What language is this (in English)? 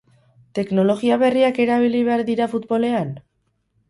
Basque